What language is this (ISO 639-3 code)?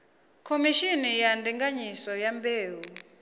ven